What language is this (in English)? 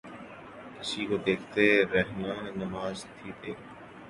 Urdu